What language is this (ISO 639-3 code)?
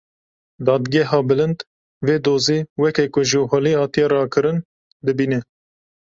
kur